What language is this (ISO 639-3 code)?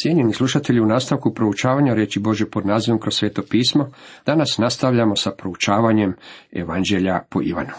hrv